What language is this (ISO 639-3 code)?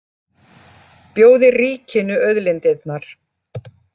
isl